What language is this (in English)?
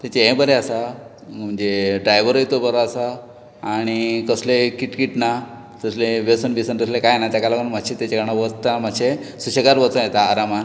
Konkani